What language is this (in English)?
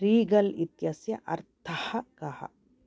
Sanskrit